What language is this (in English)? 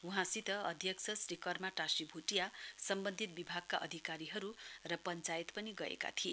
Nepali